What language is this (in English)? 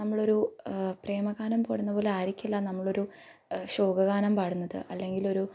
Malayalam